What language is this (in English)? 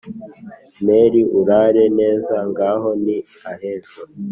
Kinyarwanda